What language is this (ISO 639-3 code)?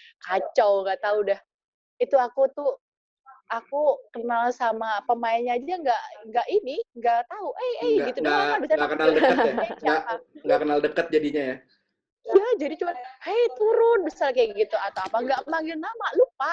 ind